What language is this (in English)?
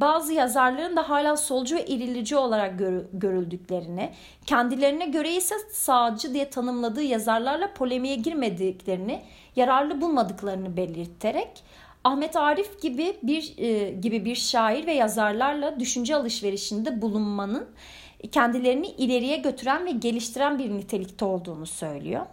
Turkish